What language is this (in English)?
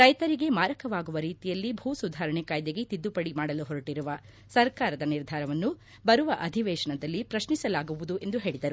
Kannada